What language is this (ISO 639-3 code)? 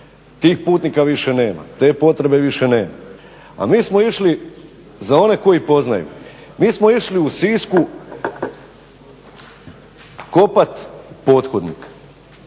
hrv